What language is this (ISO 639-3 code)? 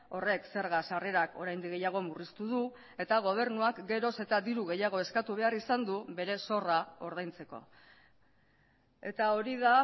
eus